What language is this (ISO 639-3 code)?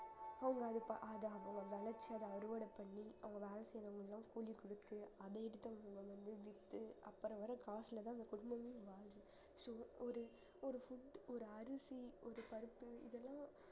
tam